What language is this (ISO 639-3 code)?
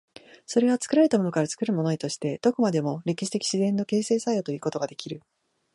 jpn